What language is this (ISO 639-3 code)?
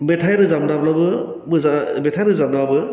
brx